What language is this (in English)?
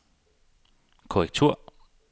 Danish